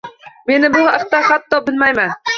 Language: Uzbek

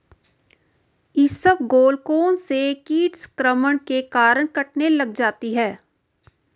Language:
Hindi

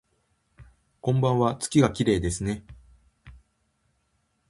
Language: Japanese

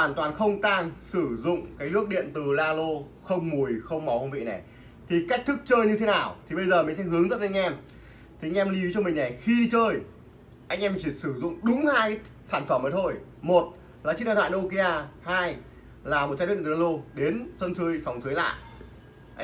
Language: Vietnamese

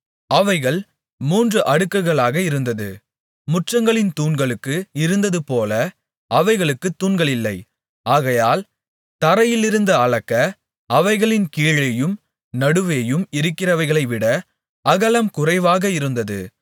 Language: Tamil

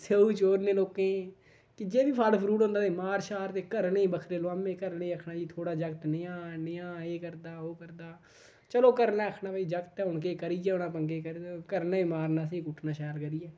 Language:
Dogri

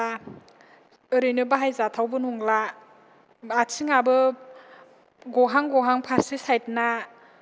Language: Bodo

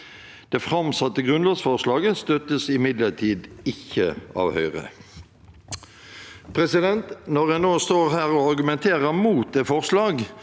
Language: Norwegian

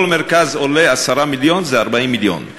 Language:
Hebrew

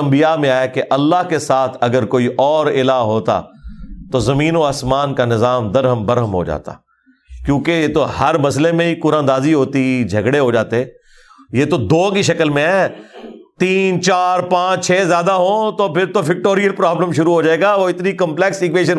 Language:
Urdu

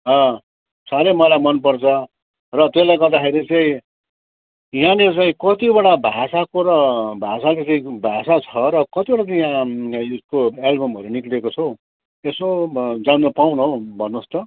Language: Nepali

